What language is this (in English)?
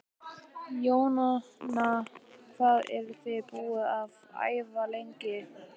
Icelandic